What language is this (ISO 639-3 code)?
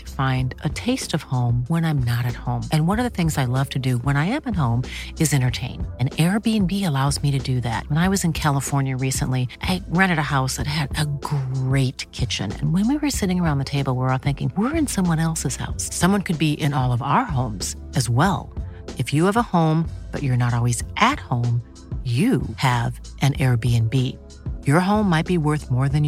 fil